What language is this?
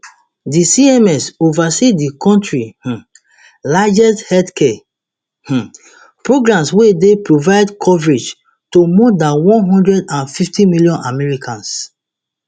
Nigerian Pidgin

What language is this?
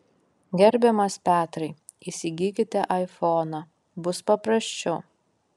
Lithuanian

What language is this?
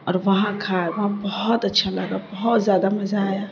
Urdu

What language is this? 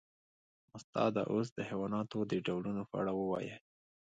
Pashto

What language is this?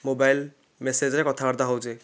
Odia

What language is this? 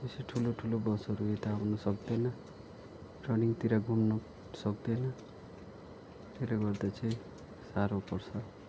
Nepali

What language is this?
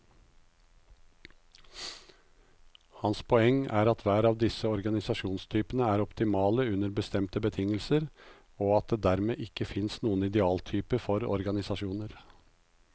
Norwegian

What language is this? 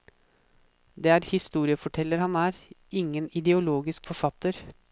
Norwegian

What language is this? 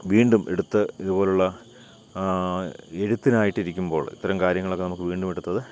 Malayalam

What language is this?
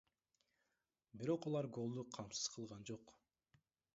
Kyrgyz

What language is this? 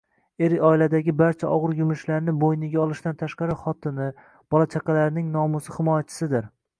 Uzbek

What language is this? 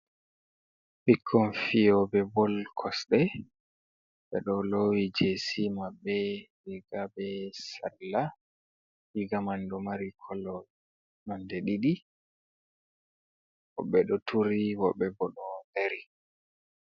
Fula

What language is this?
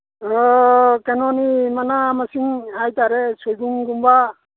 Manipuri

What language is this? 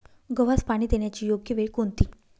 Marathi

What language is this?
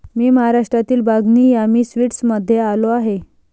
Marathi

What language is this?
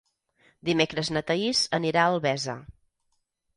Catalan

